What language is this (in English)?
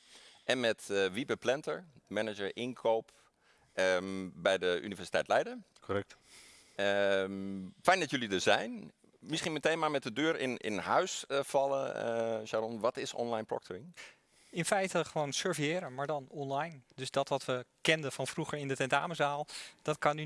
Dutch